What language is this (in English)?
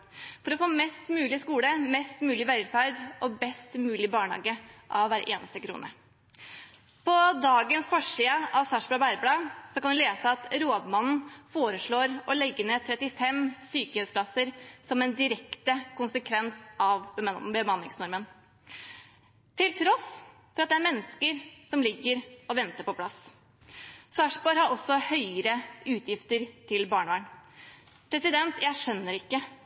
Norwegian Bokmål